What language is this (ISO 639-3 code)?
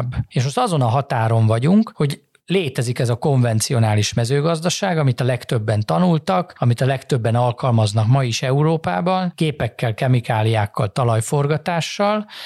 hun